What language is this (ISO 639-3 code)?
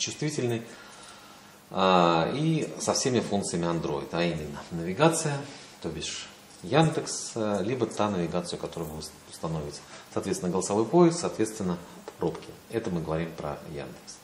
rus